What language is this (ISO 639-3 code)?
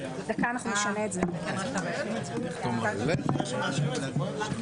heb